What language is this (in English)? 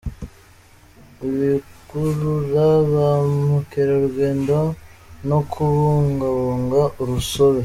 Kinyarwanda